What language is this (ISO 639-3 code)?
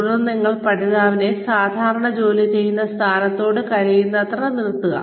mal